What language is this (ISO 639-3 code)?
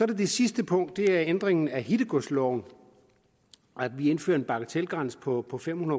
dan